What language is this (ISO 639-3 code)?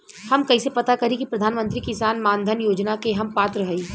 bho